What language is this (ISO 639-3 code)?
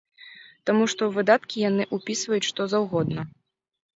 bel